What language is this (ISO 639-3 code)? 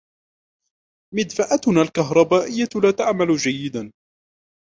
ara